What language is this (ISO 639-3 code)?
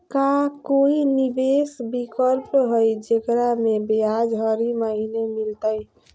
mag